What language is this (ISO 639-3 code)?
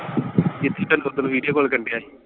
pan